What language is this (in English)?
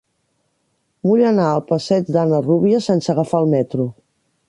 Catalan